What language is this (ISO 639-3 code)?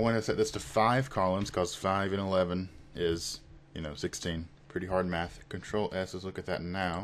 eng